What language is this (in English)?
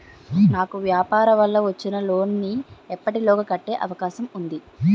Telugu